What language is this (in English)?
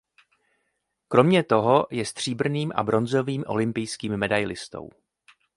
Czech